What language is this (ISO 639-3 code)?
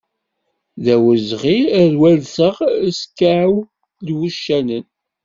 kab